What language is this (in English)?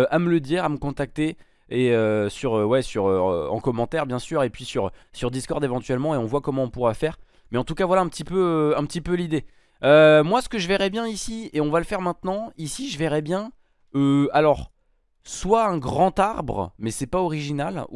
French